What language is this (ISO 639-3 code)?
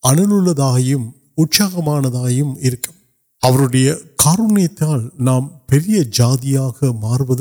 urd